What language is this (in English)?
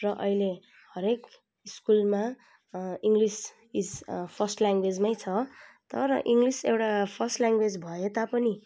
Nepali